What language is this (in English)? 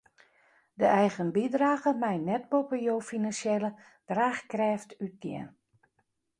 Western Frisian